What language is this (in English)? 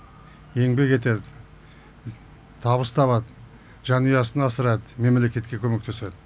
Kazakh